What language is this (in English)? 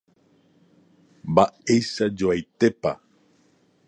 Guarani